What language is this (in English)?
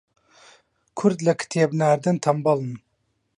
Central Kurdish